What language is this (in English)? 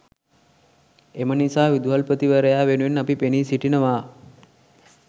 Sinhala